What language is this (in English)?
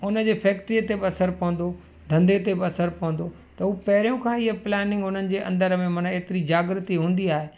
Sindhi